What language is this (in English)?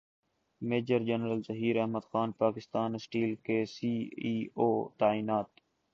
Urdu